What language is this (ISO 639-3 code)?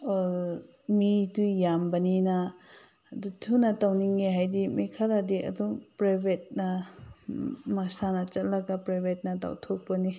mni